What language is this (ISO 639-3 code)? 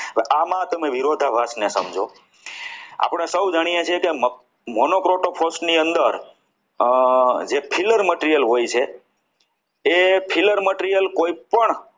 guj